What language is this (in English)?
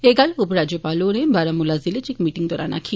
Dogri